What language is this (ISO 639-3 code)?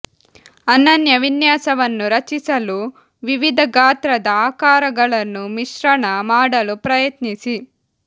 kan